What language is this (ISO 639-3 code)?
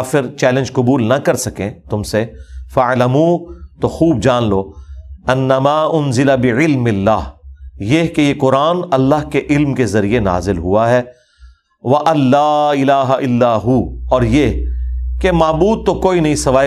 urd